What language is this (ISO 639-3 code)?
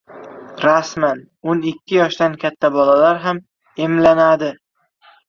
uzb